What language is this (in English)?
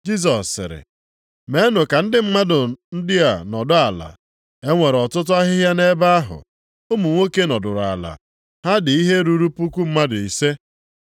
Igbo